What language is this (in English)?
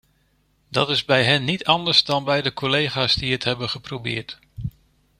Dutch